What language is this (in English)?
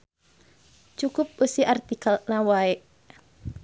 Sundanese